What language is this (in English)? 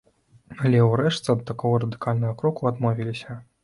Belarusian